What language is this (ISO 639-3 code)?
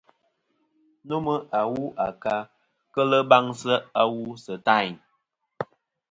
bkm